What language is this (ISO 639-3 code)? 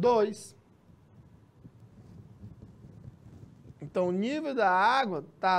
por